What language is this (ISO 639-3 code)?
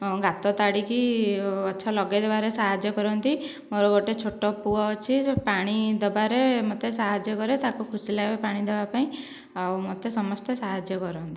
ori